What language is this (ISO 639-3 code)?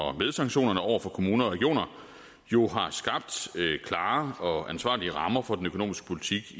dan